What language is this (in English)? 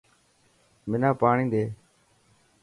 Dhatki